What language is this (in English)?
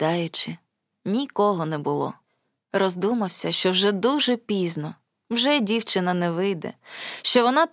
Ukrainian